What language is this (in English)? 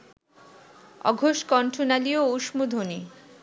Bangla